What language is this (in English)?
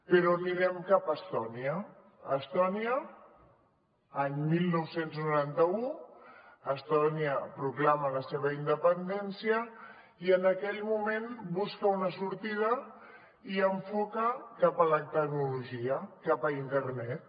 Catalan